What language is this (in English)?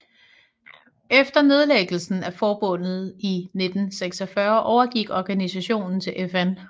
Danish